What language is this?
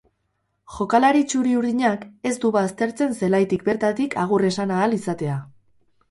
Basque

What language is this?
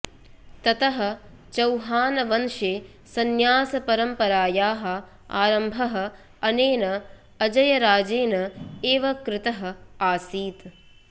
Sanskrit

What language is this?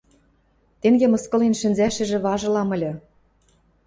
Western Mari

